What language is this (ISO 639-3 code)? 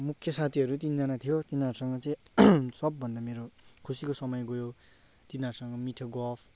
nep